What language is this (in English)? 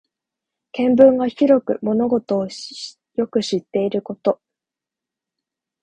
Japanese